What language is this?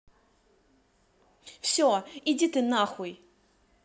Russian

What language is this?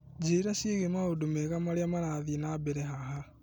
Kikuyu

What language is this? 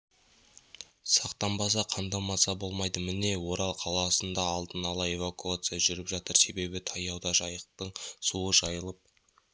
Kazakh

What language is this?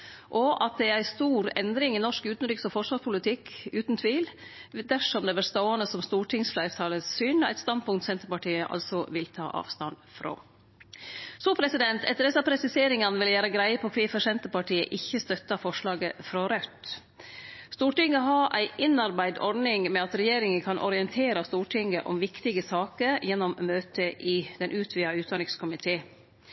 Norwegian Nynorsk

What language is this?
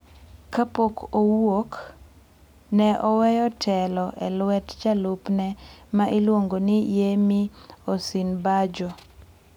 Luo (Kenya and Tanzania)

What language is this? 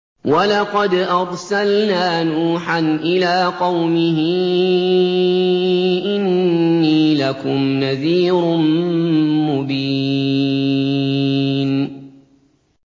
Arabic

